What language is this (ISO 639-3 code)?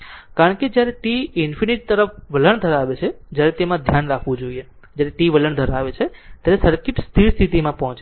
guj